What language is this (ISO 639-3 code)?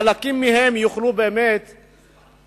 heb